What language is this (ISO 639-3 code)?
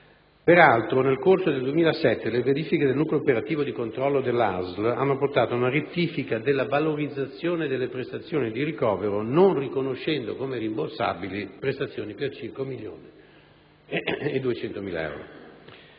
ita